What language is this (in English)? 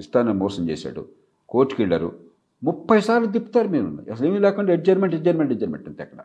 Telugu